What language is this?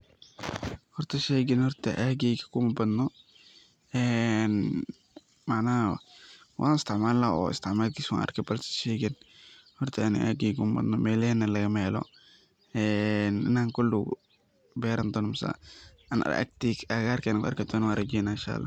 Somali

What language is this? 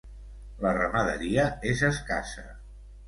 Catalan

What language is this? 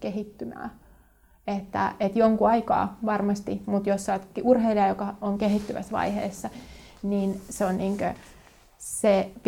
Finnish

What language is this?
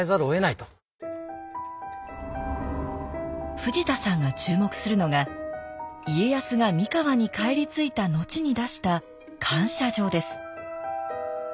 Japanese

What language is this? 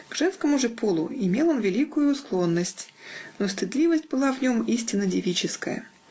Russian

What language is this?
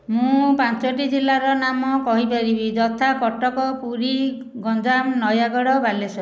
Odia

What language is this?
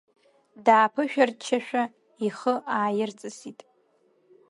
Abkhazian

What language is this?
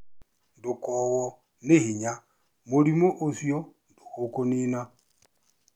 Kikuyu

